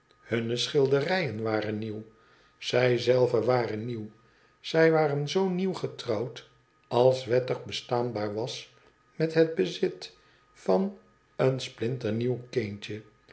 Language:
Dutch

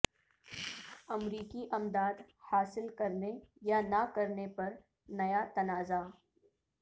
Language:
Urdu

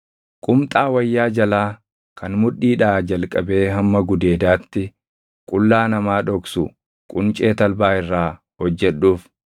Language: Oromo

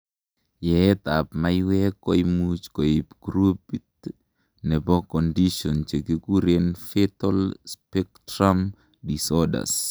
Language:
Kalenjin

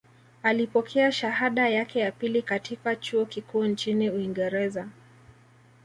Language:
Swahili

